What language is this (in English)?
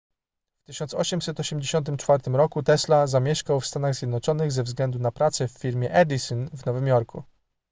Polish